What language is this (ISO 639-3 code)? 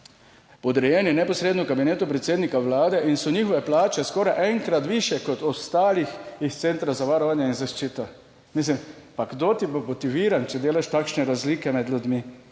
slv